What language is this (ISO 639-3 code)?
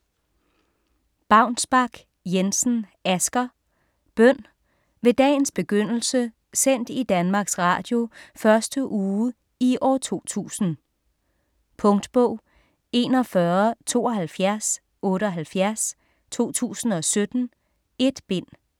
dan